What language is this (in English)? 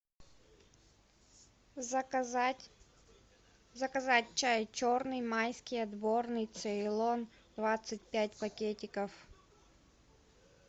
Russian